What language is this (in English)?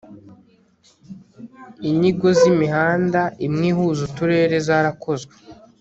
Kinyarwanda